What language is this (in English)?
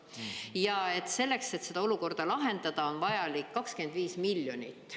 Estonian